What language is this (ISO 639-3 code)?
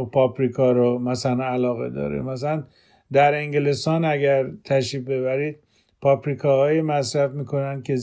fas